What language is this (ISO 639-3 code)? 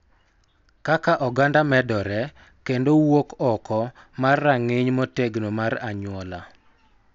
luo